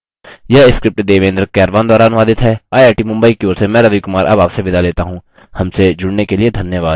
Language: Hindi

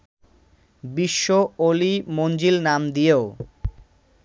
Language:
Bangla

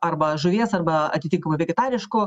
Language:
Lithuanian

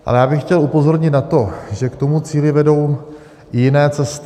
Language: Czech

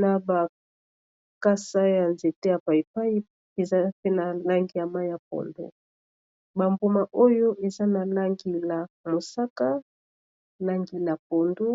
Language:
Lingala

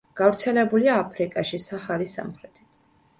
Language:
Georgian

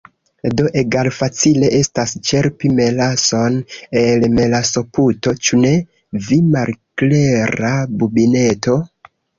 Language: Esperanto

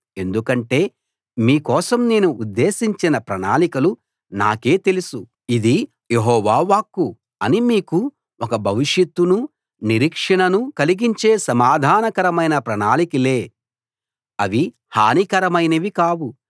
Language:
Telugu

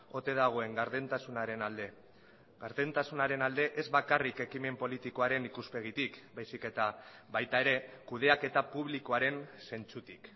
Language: Basque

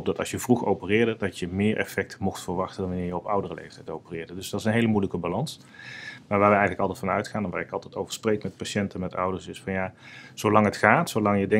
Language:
Dutch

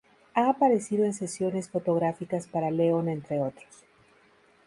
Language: Spanish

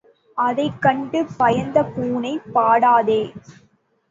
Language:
Tamil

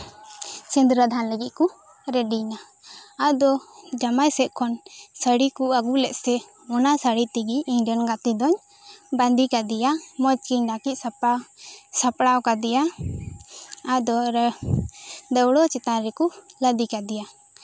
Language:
Santali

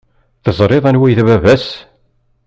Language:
Kabyle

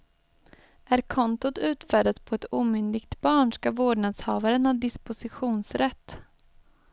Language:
Swedish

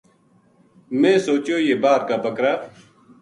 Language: Gujari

